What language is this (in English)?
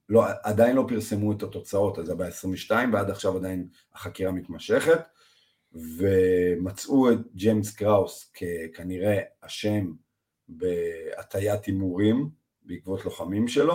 Hebrew